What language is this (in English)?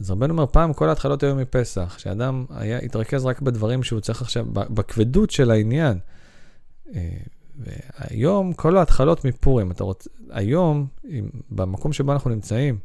Hebrew